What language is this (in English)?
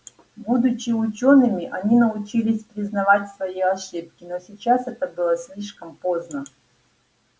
Russian